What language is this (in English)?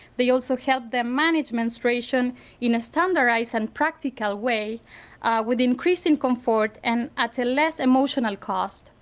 English